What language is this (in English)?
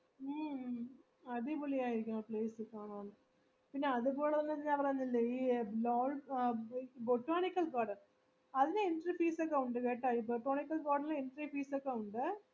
Malayalam